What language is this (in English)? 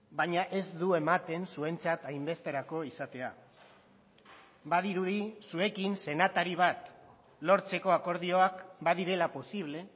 Basque